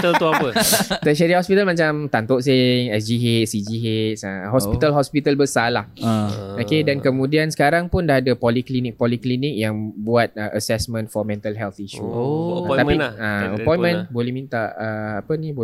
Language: Malay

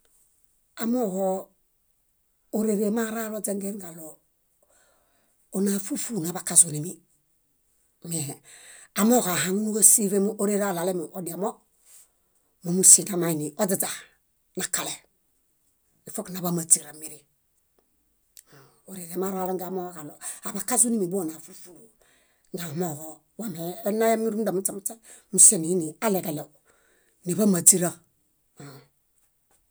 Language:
Bayot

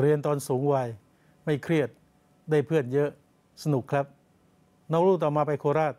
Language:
Thai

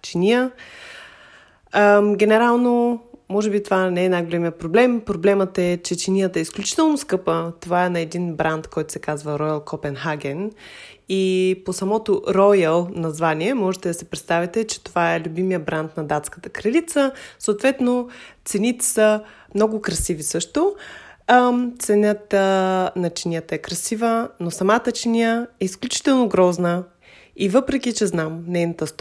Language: Bulgarian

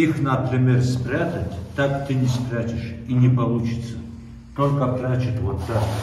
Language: Russian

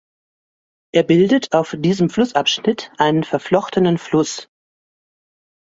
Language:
German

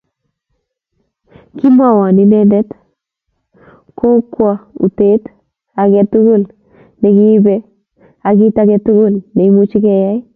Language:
Kalenjin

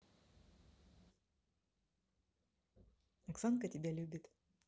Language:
Russian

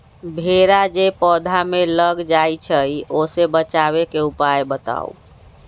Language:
Magahi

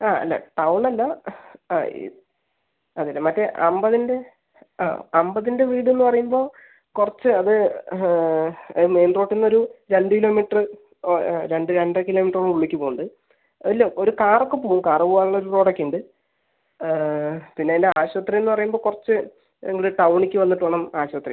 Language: Malayalam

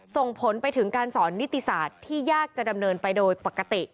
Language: Thai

